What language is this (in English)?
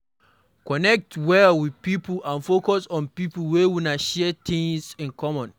Nigerian Pidgin